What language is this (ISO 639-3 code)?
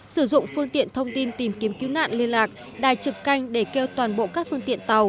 vie